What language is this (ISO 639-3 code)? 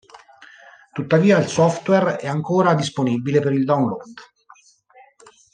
ita